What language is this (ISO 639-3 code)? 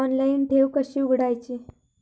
mar